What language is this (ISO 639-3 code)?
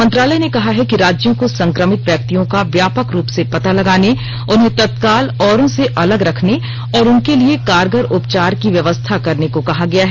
hin